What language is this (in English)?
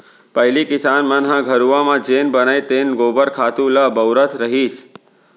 Chhattisgarhi